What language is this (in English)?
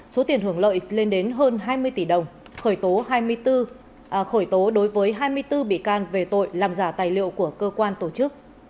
Vietnamese